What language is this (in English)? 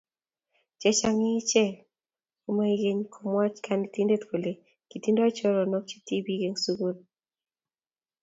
Kalenjin